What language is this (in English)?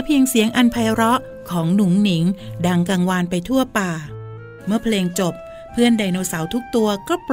Thai